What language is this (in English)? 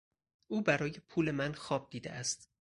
Persian